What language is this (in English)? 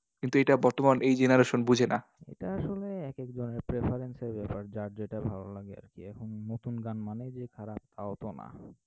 Bangla